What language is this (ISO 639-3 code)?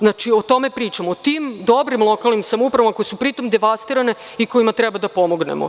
srp